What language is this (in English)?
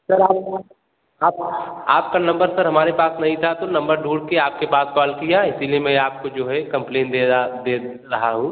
Hindi